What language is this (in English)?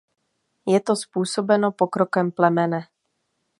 Czech